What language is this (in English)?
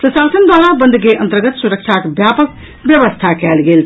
Maithili